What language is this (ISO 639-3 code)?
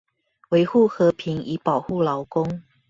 zho